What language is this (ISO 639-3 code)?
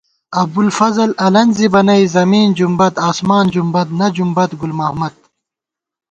gwt